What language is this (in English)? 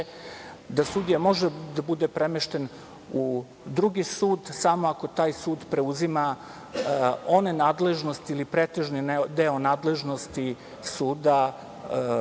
Serbian